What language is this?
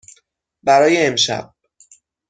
Persian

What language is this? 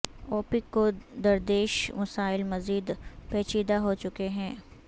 Urdu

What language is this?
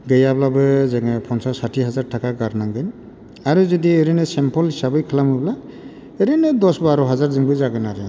Bodo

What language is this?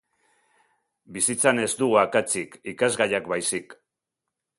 Basque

